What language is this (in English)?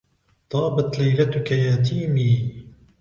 Arabic